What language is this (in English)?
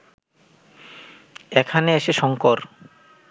Bangla